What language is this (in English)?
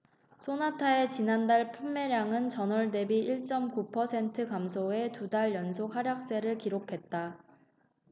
Korean